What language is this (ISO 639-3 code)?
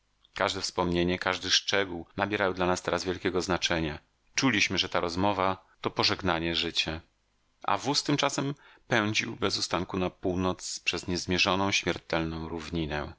pol